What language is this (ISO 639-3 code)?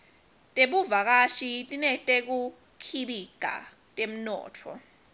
ssw